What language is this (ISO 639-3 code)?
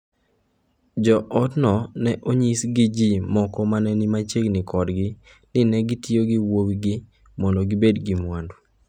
luo